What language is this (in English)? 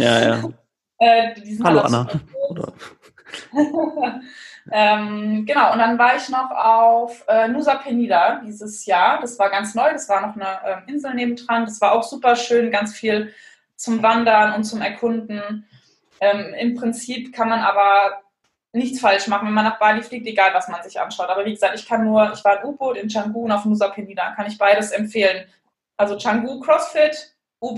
German